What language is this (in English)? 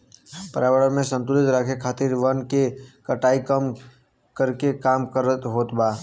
Bhojpuri